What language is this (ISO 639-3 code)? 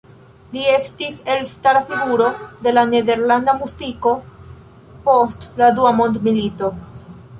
epo